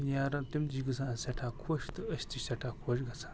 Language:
Kashmiri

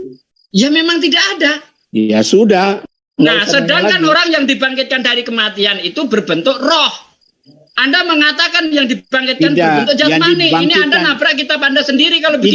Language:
Indonesian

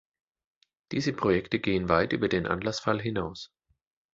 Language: German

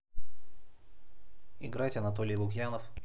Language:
Russian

